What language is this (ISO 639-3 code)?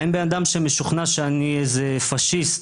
heb